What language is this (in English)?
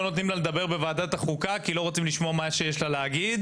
Hebrew